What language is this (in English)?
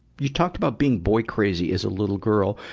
English